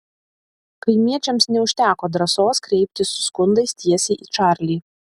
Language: Lithuanian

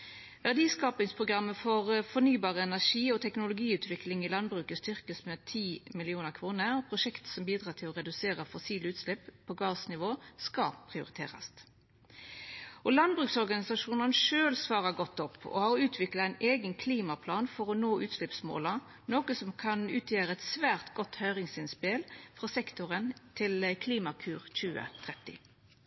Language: Norwegian Nynorsk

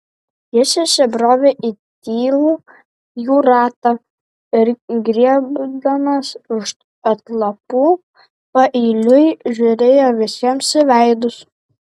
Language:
Lithuanian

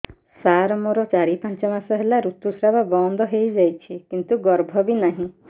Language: Odia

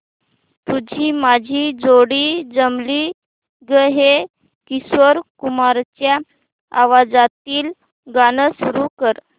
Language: Marathi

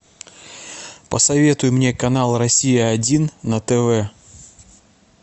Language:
Russian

